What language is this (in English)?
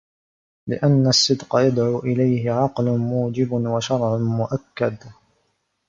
Arabic